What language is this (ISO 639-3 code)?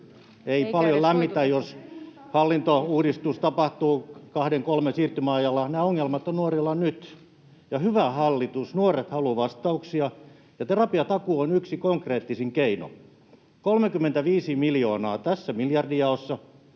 fin